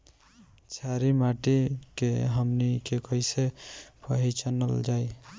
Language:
Bhojpuri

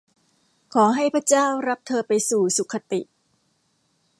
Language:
Thai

